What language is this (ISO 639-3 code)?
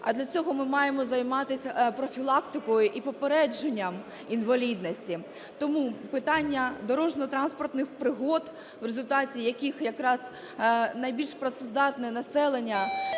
ukr